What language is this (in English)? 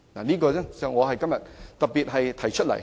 Cantonese